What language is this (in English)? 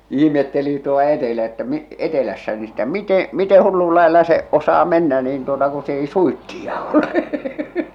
Finnish